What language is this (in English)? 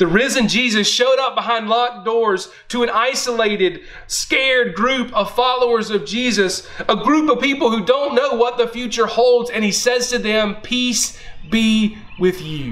English